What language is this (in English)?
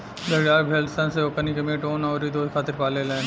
Bhojpuri